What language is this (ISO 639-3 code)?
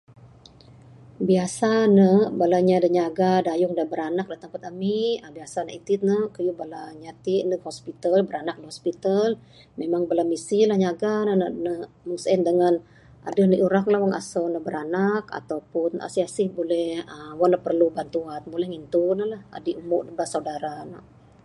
sdo